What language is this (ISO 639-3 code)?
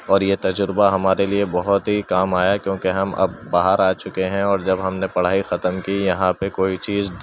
urd